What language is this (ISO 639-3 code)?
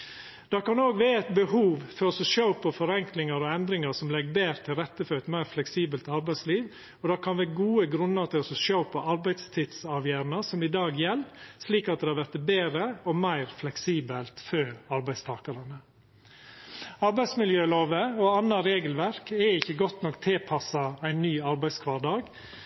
nno